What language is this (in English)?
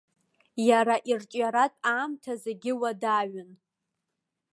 Abkhazian